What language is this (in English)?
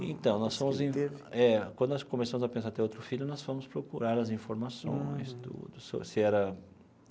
Portuguese